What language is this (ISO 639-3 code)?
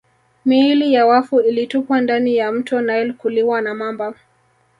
swa